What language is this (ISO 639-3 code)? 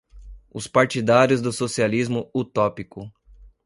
por